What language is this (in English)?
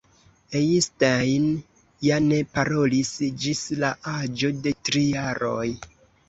Esperanto